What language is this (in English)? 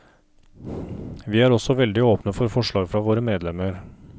Norwegian